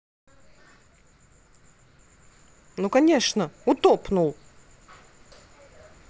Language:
Russian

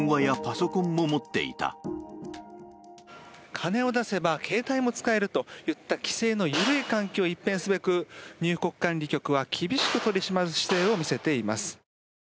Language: Japanese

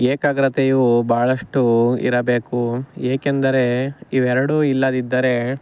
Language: Kannada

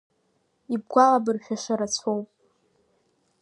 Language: Abkhazian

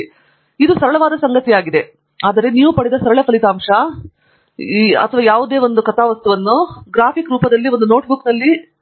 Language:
Kannada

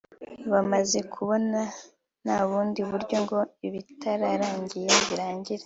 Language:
Kinyarwanda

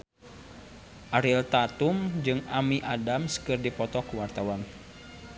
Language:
Sundanese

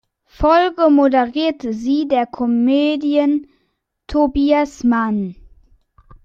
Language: German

